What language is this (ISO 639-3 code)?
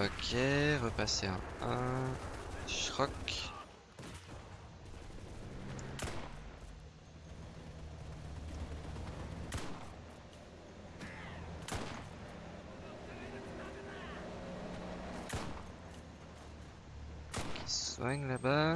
fra